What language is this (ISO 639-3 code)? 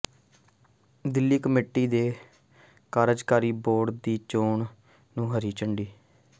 pan